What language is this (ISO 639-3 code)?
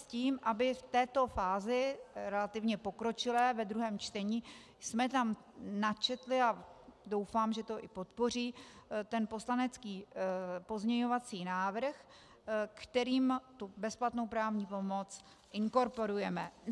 ces